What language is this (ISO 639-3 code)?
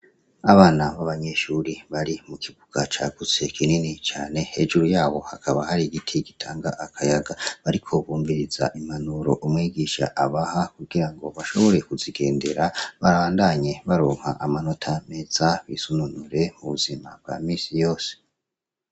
run